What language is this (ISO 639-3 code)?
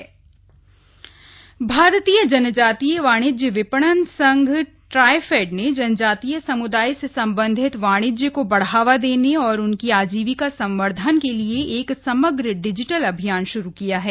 hin